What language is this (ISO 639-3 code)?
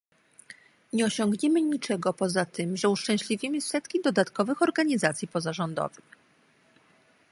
pol